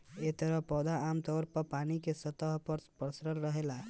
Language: Bhojpuri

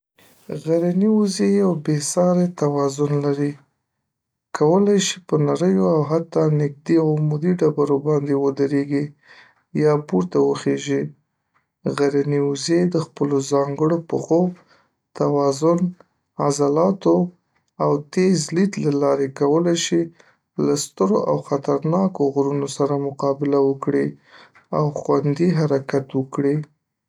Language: Pashto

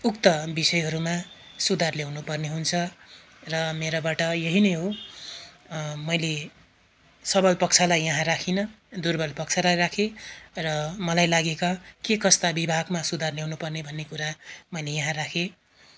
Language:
Nepali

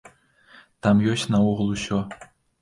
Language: Belarusian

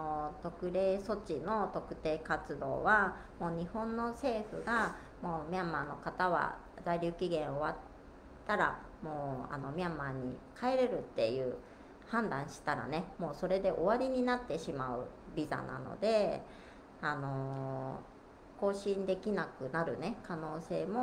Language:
Japanese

